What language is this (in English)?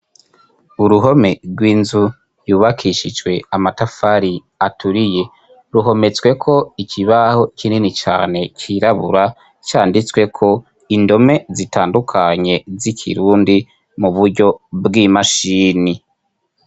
Rundi